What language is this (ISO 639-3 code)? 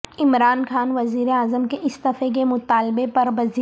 urd